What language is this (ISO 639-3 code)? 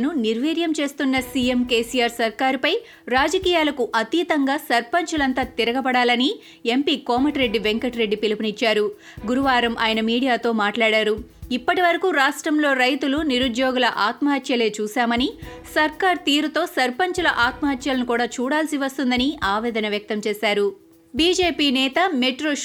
tel